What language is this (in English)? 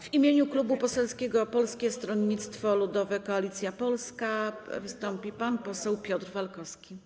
Polish